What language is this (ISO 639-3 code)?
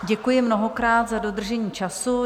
ces